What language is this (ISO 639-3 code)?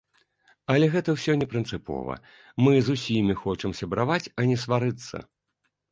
bel